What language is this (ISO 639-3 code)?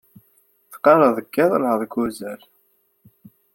kab